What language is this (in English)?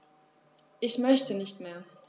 German